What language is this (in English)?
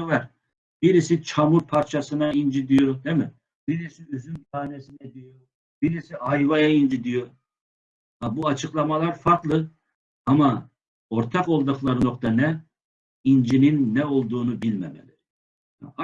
Turkish